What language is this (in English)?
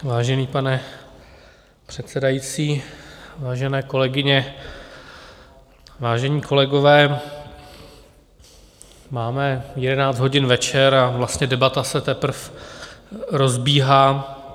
Czech